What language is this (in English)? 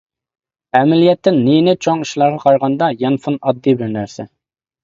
Uyghur